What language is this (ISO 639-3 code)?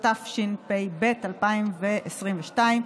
heb